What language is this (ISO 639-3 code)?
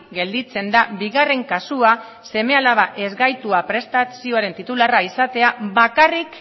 eus